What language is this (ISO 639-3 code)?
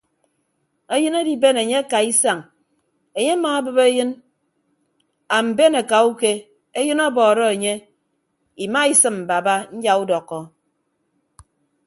ibb